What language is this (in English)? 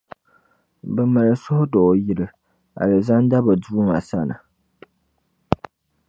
Dagbani